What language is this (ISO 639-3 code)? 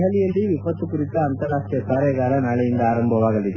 kan